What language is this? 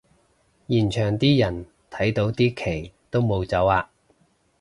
Cantonese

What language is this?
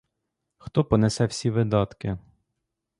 Ukrainian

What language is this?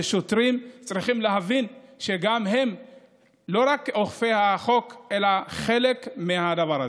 Hebrew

